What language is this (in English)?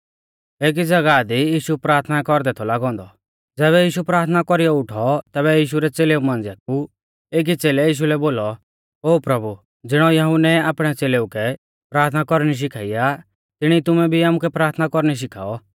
Mahasu Pahari